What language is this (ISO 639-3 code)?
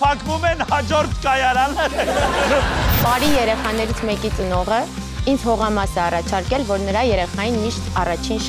tur